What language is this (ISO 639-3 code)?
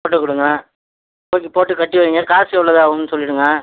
tam